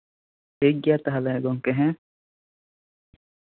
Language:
Santali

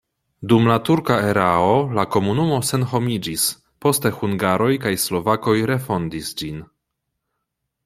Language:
Esperanto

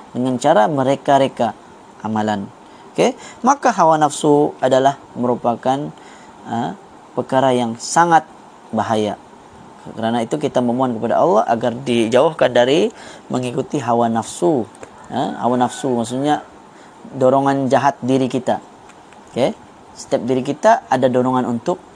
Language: Malay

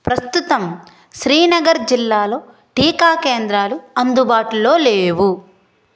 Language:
Telugu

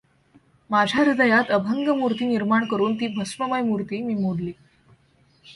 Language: Marathi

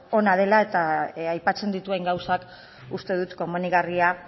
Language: Basque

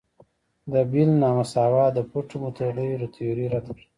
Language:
Pashto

